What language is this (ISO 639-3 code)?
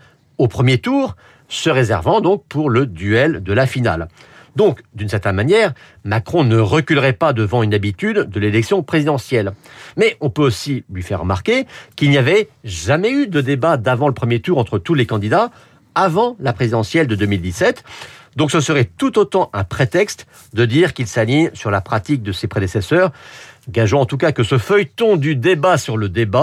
fra